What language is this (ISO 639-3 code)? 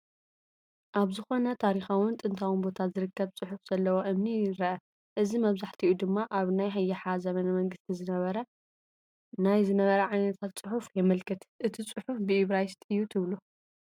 tir